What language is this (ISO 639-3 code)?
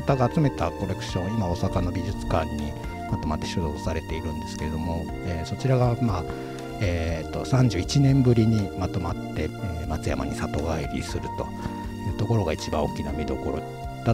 jpn